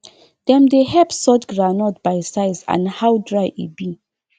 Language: Nigerian Pidgin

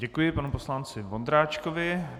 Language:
Czech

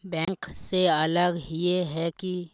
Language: Magahi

